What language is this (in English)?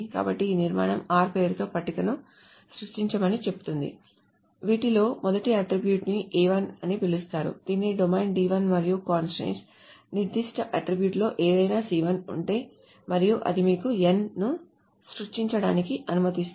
Telugu